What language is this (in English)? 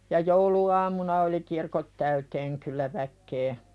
Finnish